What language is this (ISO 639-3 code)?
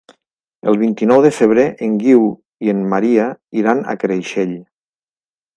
cat